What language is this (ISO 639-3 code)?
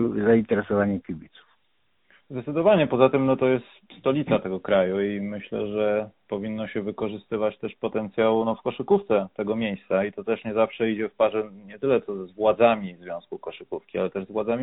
pol